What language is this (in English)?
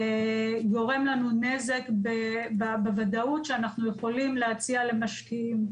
Hebrew